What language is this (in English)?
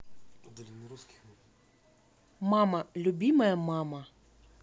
Russian